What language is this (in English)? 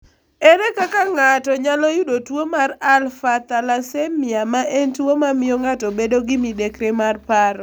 Luo (Kenya and Tanzania)